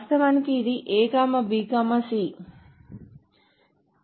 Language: Telugu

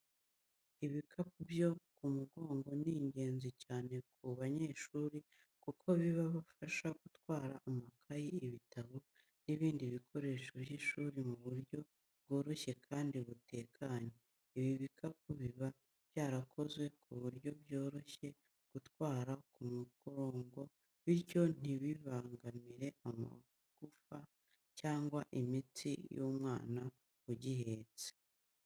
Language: Kinyarwanda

